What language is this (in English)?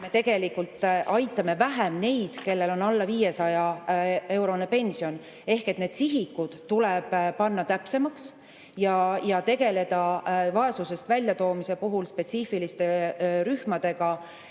Estonian